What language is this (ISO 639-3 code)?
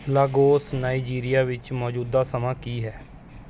pan